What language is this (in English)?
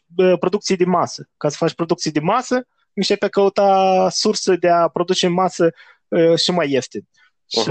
Romanian